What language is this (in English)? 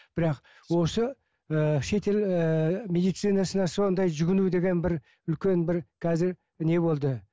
Kazakh